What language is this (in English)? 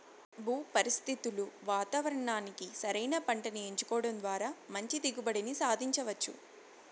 Telugu